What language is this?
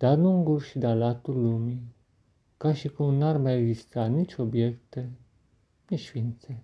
Romanian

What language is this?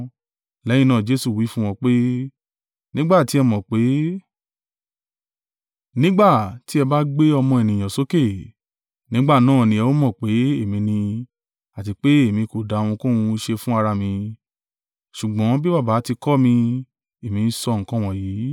Yoruba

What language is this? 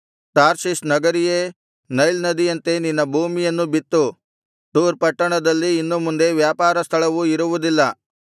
Kannada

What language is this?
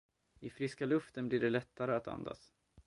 Swedish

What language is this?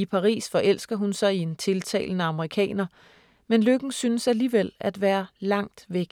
Danish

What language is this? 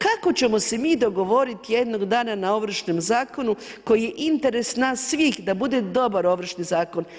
Croatian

